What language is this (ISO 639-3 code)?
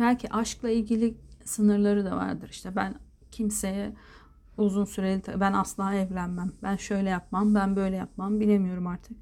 tur